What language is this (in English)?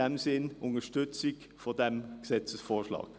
Swiss German